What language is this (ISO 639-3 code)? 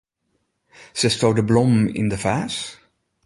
fry